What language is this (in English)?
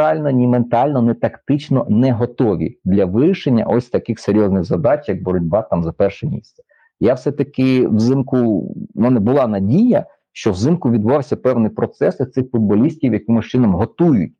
Ukrainian